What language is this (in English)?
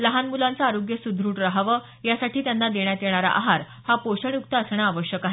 Marathi